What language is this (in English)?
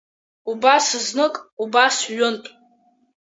Abkhazian